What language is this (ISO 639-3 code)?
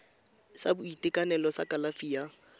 tsn